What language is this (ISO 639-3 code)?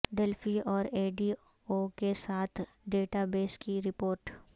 urd